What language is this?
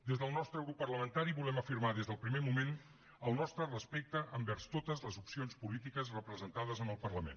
Catalan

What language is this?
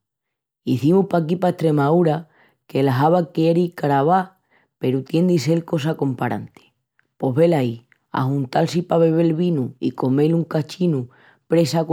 Extremaduran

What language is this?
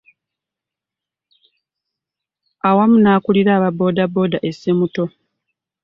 Ganda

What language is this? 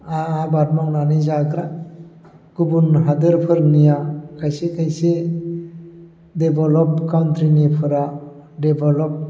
Bodo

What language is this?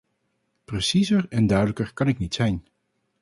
Dutch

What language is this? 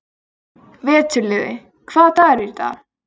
Icelandic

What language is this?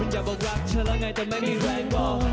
Thai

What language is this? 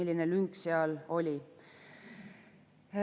Estonian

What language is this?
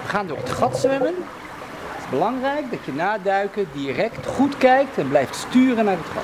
Dutch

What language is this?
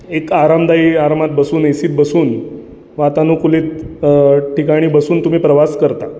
Marathi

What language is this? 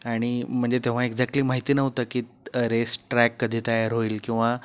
Marathi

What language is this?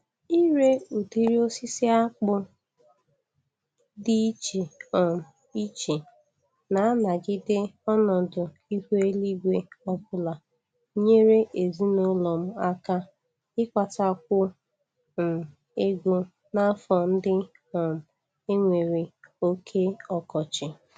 Igbo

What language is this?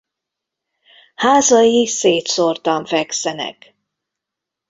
Hungarian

